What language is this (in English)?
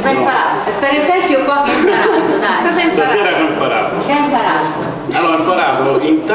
Italian